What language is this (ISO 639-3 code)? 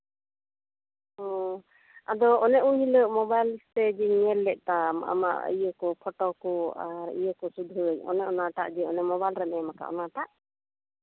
sat